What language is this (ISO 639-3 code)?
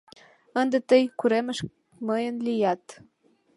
chm